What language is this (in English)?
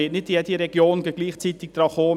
Swiss German